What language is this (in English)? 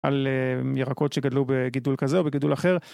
Hebrew